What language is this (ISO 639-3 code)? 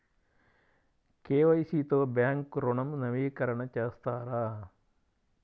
tel